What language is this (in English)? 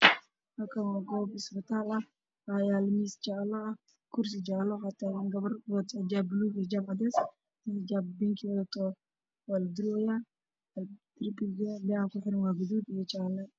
Somali